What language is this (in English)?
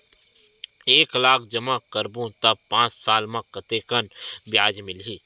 Chhattisgarhi